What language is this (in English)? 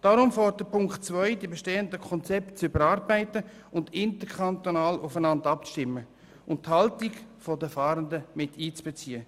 Swiss German